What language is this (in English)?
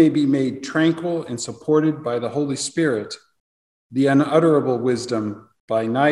English